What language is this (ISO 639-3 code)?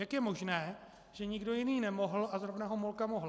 ces